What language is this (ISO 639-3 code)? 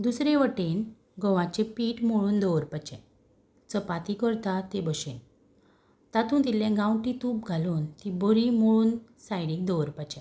kok